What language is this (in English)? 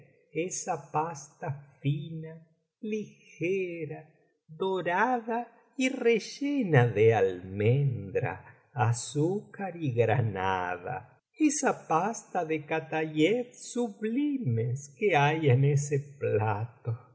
Spanish